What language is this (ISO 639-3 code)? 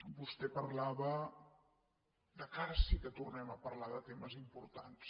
cat